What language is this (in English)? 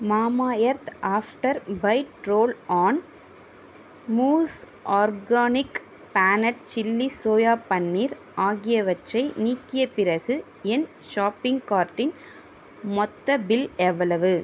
Tamil